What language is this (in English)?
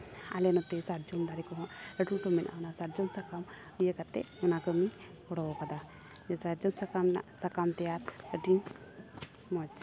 Santali